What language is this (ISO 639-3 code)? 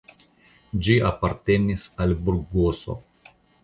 epo